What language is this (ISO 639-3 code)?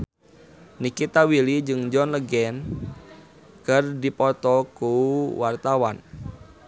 sun